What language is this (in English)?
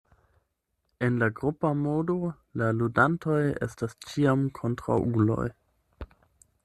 Esperanto